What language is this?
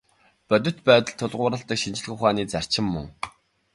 Mongolian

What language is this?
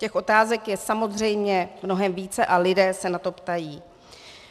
Czech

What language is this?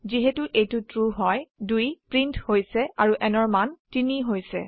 Assamese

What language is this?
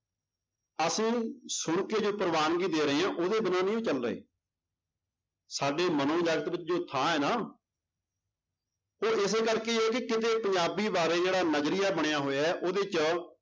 Punjabi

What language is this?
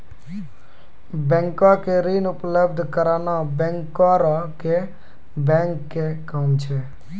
Maithili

